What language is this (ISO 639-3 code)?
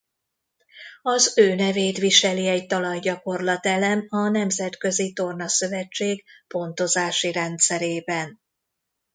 hun